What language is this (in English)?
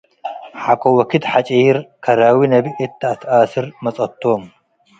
Tigre